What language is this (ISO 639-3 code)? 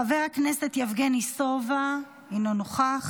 heb